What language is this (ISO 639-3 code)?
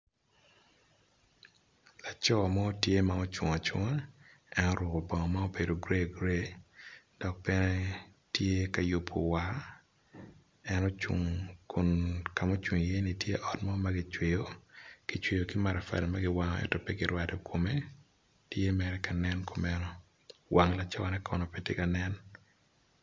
ach